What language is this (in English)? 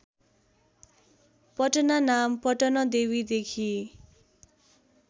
Nepali